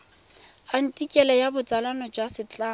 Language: Tswana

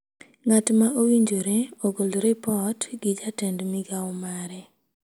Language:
Luo (Kenya and Tanzania)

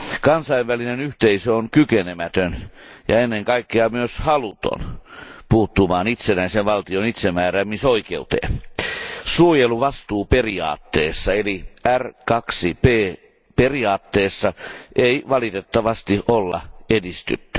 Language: Finnish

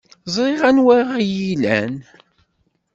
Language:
Kabyle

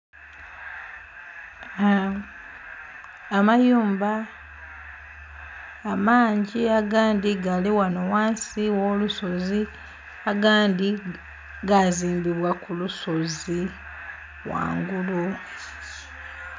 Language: Soga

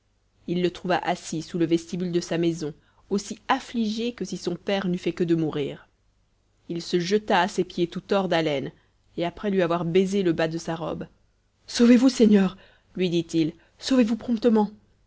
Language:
French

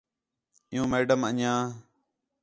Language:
Khetrani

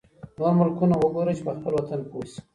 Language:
Pashto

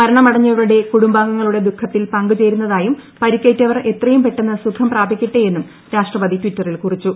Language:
Malayalam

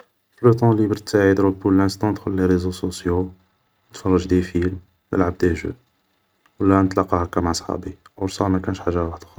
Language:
Algerian Arabic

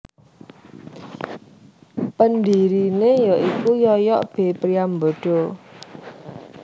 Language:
Javanese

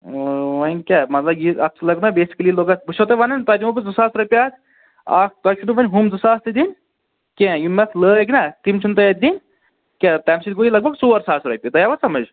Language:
Kashmiri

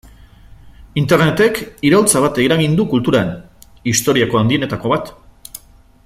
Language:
Basque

